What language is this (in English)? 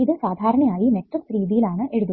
Malayalam